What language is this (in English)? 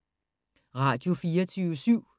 Danish